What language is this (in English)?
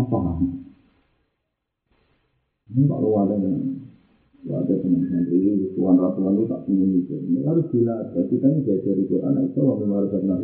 Indonesian